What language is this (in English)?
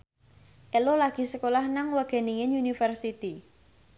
Javanese